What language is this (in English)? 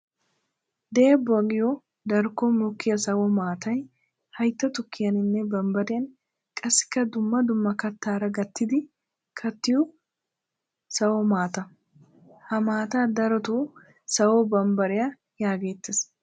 Wolaytta